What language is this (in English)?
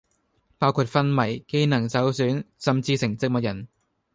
Cantonese